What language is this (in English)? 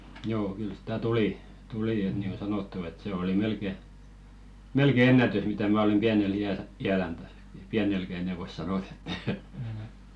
Finnish